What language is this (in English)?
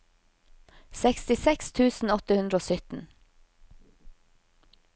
Norwegian